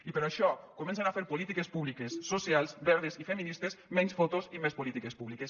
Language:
Catalan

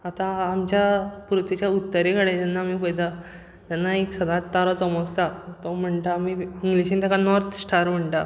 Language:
Konkani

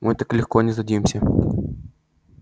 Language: Russian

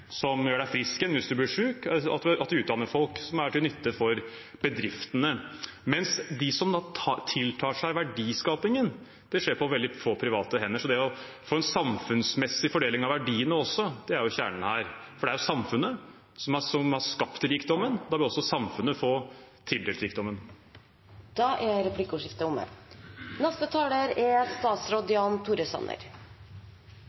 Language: Norwegian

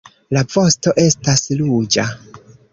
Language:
Esperanto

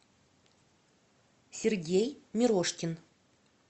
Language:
Russian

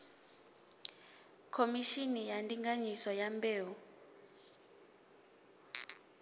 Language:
Venda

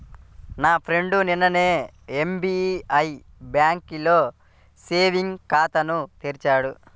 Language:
Telugu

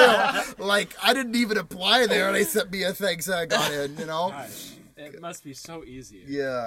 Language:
English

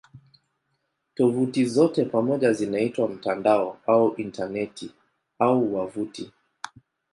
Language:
Swahili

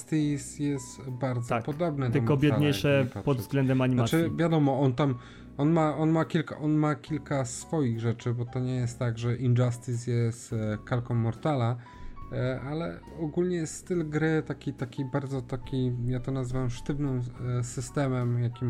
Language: Polish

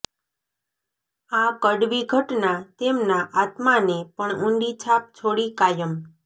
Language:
Gujarati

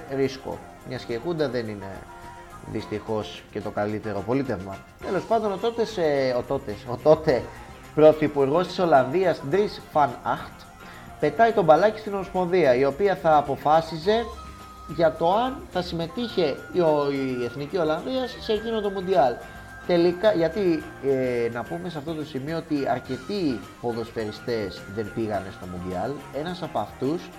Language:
Greek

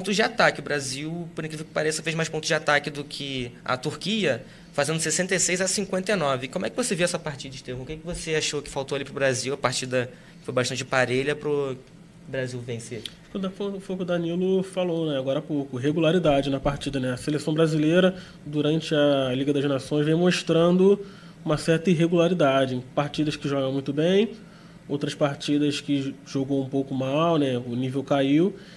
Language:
Portuguese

